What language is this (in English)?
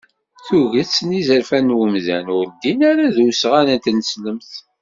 Kabyle